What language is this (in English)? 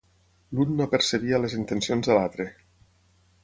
Catalan